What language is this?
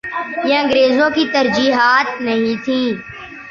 Urdu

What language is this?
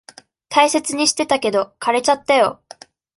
Japanese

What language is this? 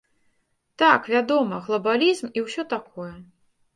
Belarusian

